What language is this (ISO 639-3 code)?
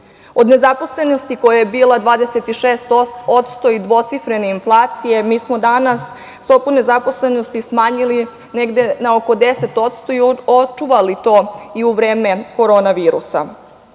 srp